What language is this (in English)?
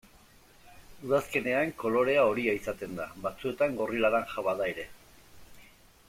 Basque